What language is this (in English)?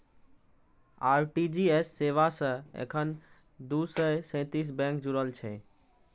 Maithili